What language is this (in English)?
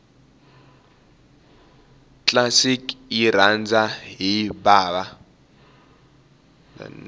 Tsonga